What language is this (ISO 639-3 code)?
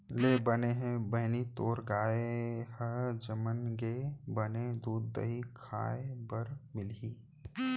hne